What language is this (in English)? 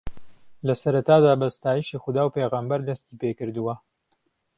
Central Kurdish